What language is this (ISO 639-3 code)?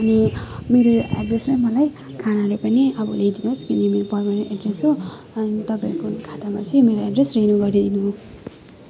nep